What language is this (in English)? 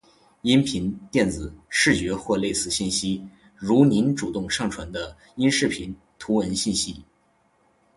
Chinese